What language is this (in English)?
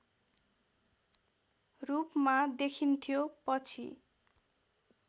Nepali